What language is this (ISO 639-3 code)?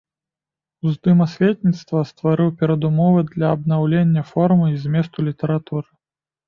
bel